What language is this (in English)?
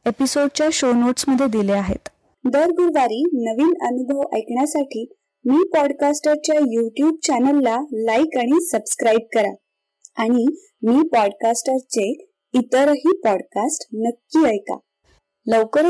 Marathi